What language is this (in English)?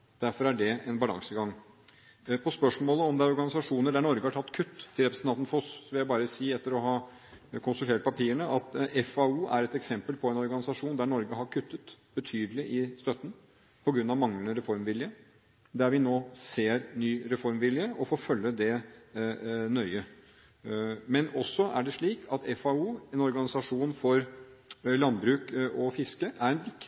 Norwegian Bokmål